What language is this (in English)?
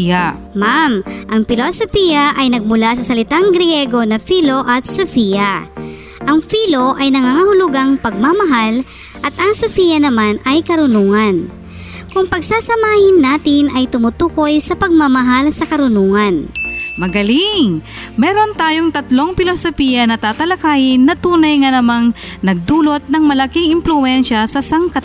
Filipino